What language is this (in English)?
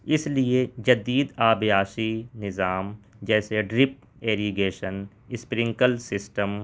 Urdu